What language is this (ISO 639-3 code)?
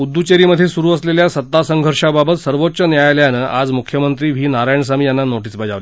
mar